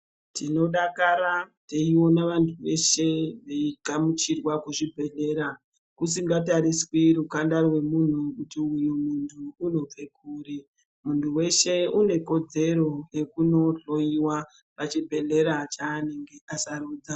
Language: Ndau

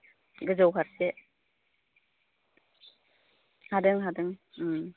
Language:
Bodo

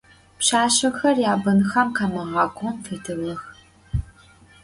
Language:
Adyghe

